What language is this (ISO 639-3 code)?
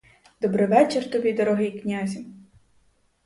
ukr